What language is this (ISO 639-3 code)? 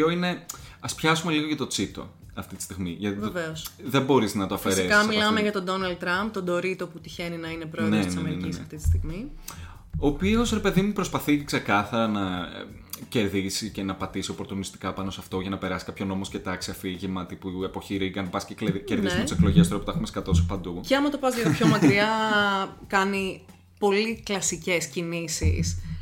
ell